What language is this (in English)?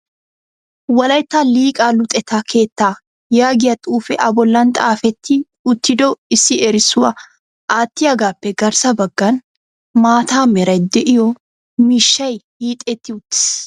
Wolaytta